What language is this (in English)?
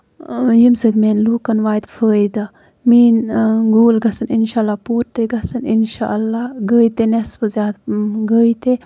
Kashmiri